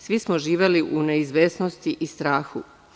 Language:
Serbian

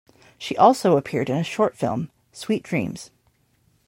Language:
English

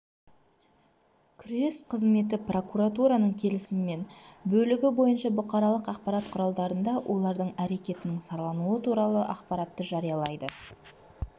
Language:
Kazakh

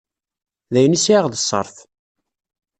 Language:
Kabyle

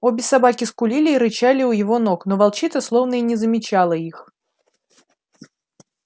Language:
Russian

